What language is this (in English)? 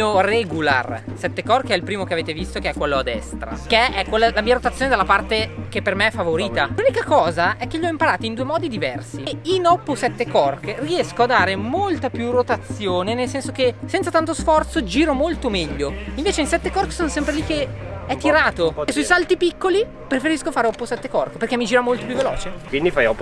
Italian